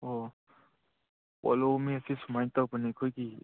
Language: Manipuri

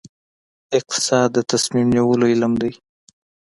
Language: Pashto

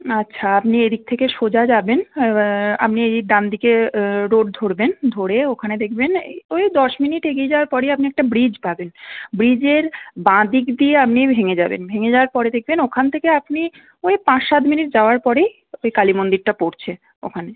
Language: Bangla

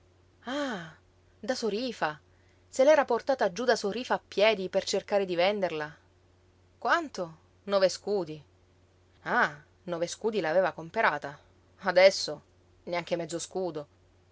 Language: Italian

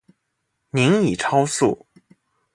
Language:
Chinese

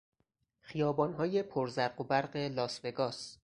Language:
Persian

